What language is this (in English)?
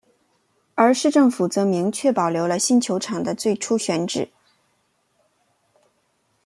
Chinese